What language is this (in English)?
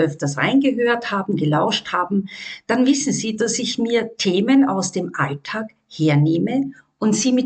German